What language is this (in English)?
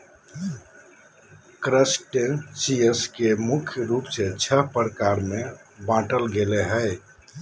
Magahi